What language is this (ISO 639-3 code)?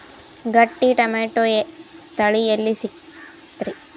kan